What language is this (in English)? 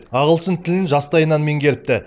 Kazakh